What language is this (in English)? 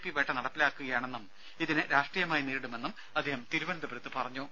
Malayalam